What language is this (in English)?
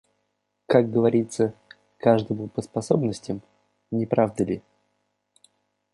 Russian